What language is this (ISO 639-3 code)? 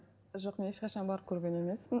kaz